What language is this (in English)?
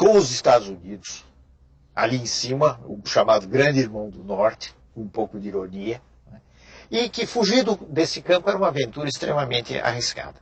Portuguese